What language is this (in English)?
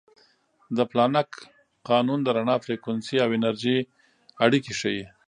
Pashto